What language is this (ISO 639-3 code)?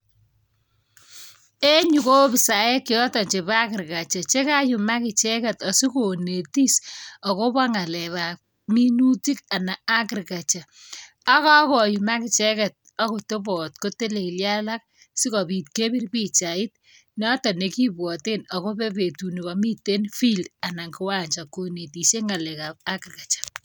kln